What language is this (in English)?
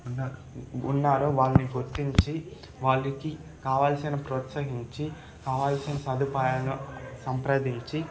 Telugu